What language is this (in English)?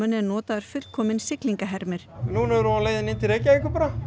Icelandic